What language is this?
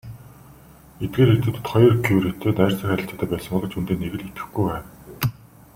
Mongolian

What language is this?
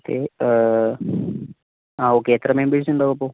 Malayalam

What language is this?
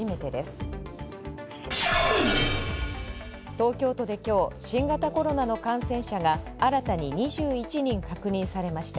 Japanese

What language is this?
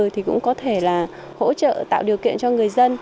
Vietnamese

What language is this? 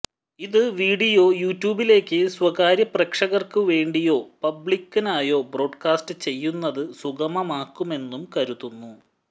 Malayalam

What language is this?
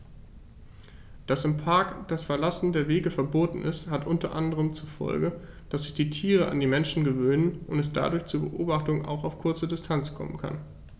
German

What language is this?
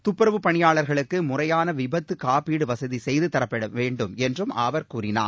Tamil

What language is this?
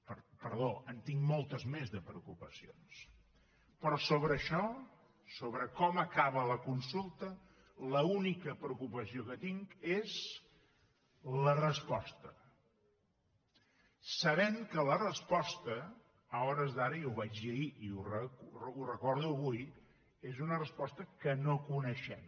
Catalan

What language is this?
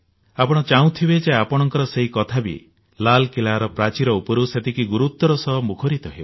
Odia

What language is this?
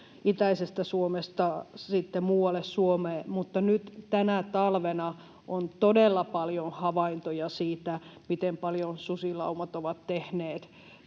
Finnish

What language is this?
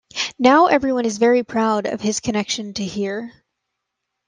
English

